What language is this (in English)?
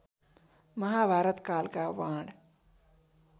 Nepali